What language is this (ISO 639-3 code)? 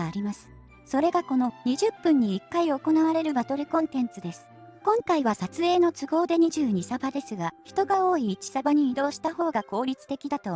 jpn